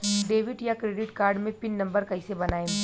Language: Bhojpuri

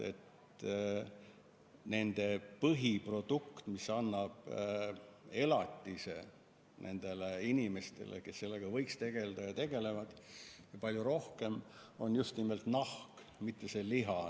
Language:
Estonian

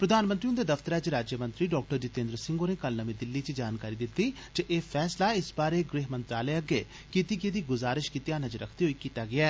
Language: Dogri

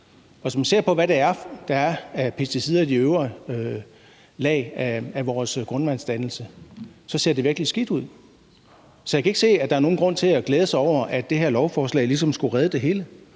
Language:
Danish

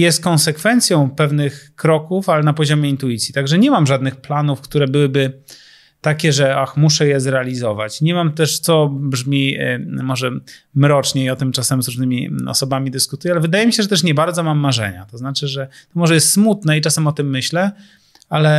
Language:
Polish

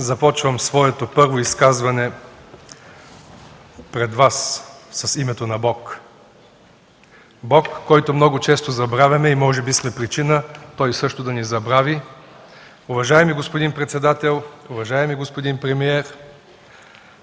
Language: Bulgarian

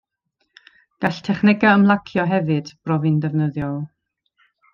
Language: Welsh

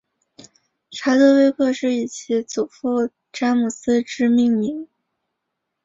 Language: Chinese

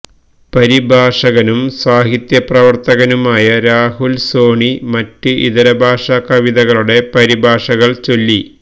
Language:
Malayalam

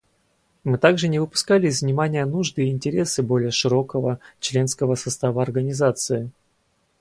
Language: Russian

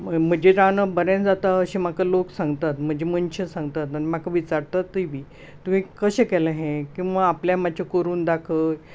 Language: Konkani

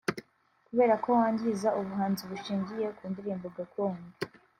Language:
Kinyarwanda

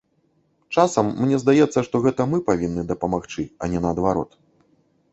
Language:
Belarusian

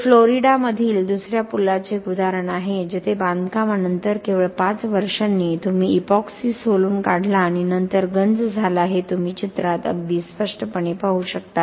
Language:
Marathi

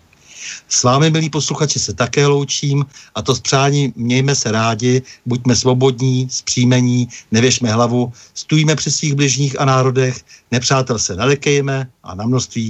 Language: Czech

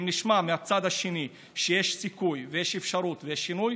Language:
Hebrew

